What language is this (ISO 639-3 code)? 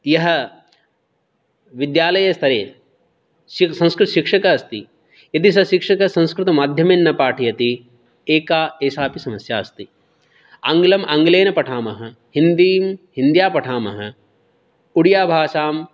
san